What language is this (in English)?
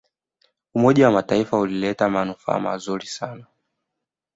Swahili